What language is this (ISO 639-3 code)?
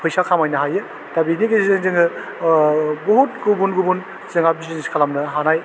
brx